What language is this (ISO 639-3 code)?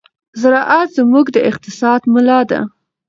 pus